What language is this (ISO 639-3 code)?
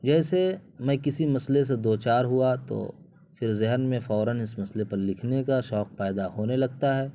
urd